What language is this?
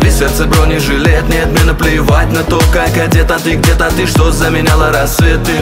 Russian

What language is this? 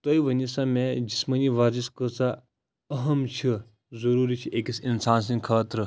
Kashmiri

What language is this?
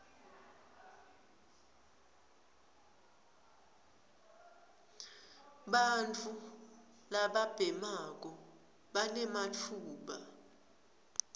Swati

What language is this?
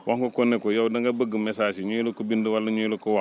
Wolof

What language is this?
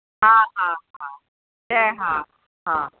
Sindhi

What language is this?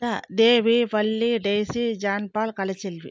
Tamil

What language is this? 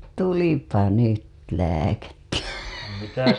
Finnish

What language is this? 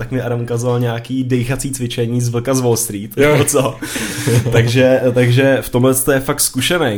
Czech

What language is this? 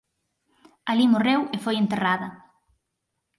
Galician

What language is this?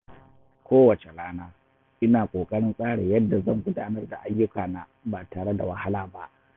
Hausa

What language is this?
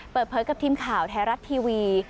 Thai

